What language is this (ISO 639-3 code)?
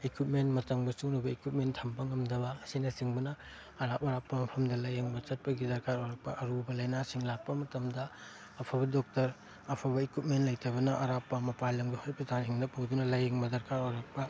mni